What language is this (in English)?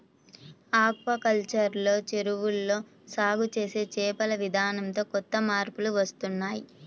Telugu